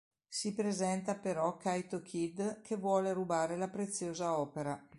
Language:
Italian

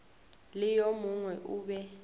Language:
Northern Sotho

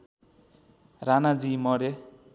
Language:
Nepali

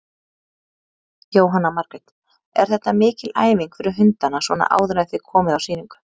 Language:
Icelandic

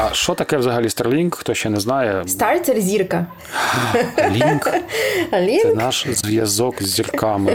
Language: Ukrainian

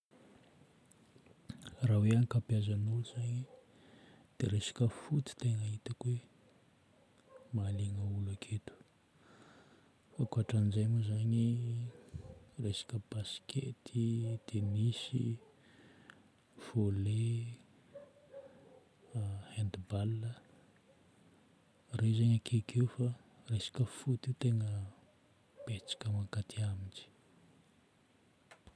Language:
Northern Betsimisaraka Malagasy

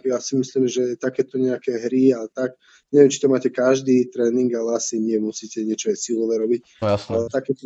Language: Slovak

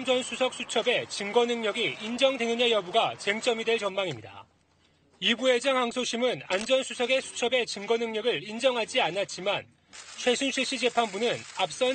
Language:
Korean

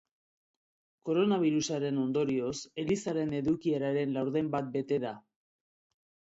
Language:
Basque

